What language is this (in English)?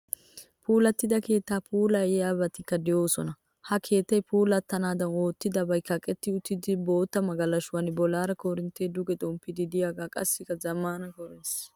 Wolaytta